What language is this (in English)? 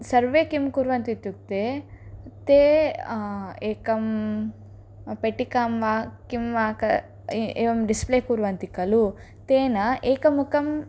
Sanskrit